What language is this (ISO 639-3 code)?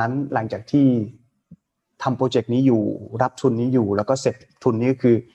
tha